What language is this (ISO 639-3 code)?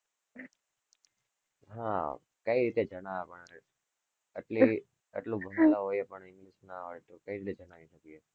guj